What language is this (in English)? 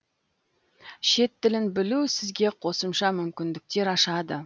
Kazakh